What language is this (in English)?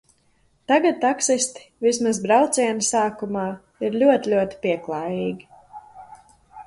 Latvian